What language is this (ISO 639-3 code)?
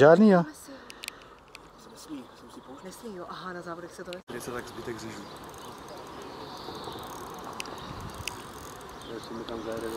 ces